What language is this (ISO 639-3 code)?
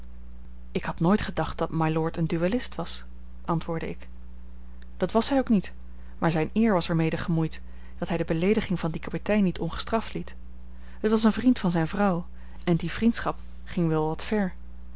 nld